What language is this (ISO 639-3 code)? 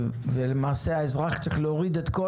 heb